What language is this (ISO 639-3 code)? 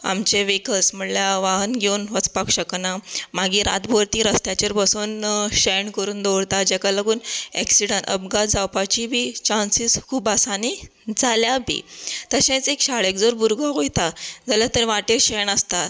kok